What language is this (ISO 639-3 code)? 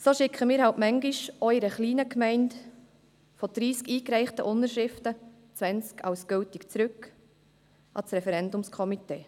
gsw